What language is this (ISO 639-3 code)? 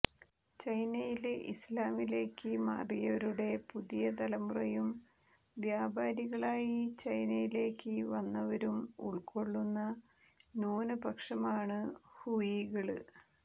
mal